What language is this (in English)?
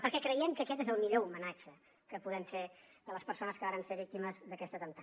Catalan